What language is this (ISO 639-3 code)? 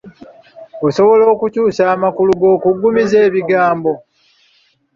lug